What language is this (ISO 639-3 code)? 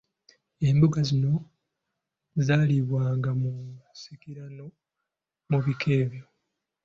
lug